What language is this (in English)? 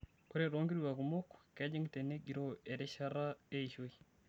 Masai